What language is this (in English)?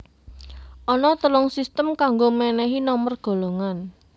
Javanese